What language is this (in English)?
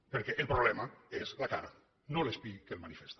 Catalan